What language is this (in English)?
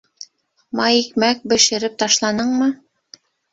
Bashkir